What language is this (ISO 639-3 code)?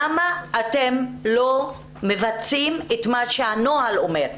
heb